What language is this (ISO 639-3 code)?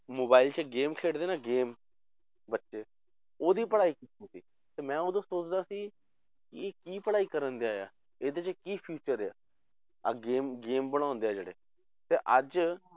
pan